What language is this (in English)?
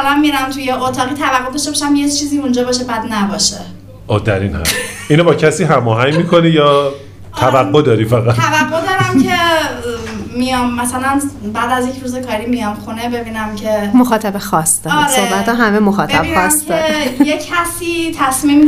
Persian